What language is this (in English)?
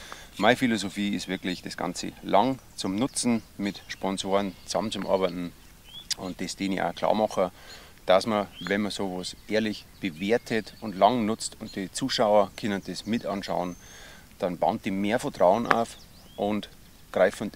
German